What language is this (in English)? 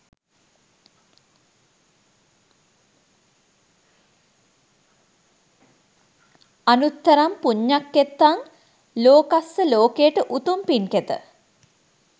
Sinhala